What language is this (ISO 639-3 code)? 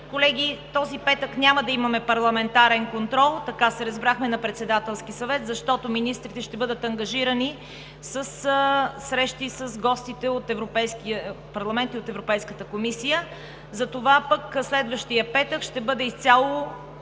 bul